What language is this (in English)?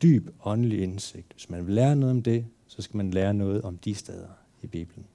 Danish